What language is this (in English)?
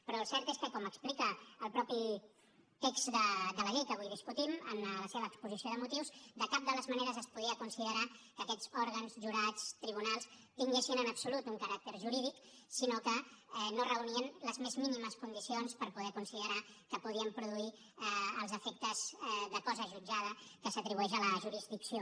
Catalan